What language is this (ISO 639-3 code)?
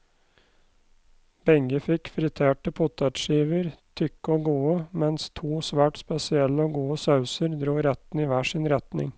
nor